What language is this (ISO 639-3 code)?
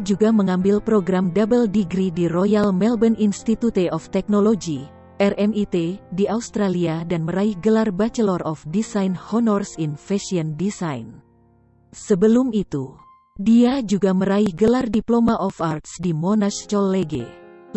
ind